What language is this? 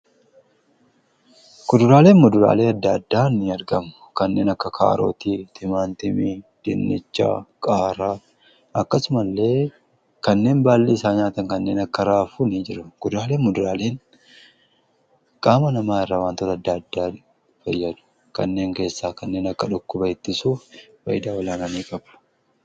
Oromo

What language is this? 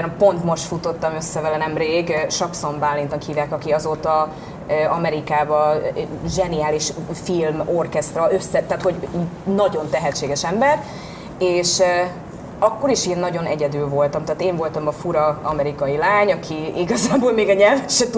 Hungarian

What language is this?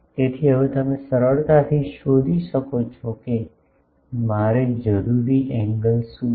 Gujarati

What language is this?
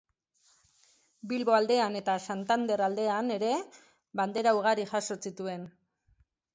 Basque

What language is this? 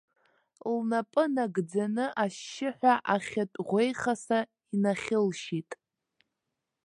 Abkhazian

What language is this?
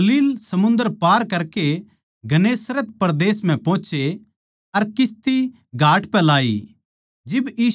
Haryanvi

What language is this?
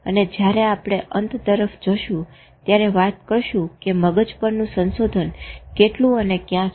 Gujarati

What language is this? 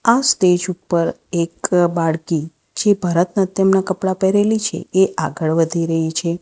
Gujarati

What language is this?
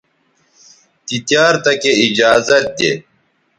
Bateri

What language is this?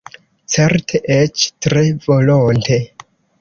Esperanto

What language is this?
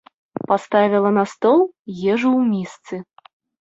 Belarusian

